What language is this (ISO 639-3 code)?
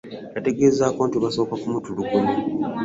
lug